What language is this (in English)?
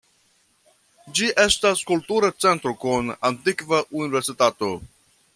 Esperanto